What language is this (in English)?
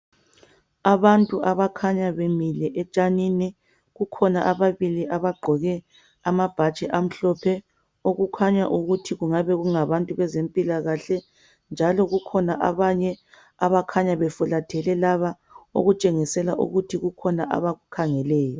North Ndebele